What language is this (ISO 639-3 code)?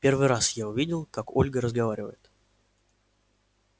rus